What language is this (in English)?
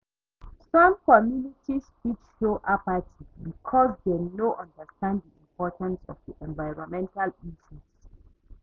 Nigerian Pidgin